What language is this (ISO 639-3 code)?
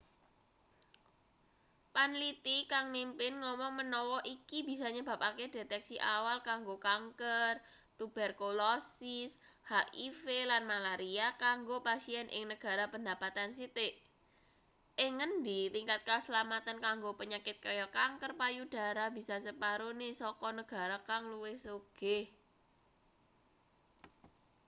jav